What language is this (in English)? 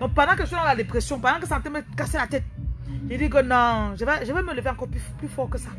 French